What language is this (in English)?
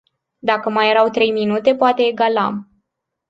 Romanian